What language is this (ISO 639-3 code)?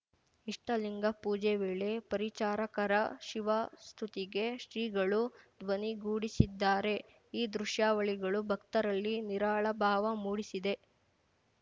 kan